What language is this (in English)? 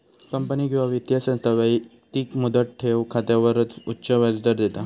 Marathi